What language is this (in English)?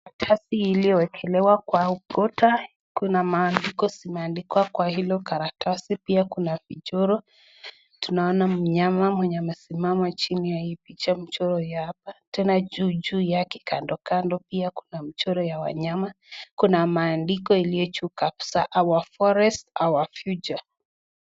Swahili